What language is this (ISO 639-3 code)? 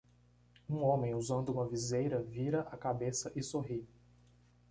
por